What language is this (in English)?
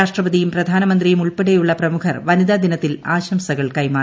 Malayalam